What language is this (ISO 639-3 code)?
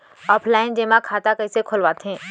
hne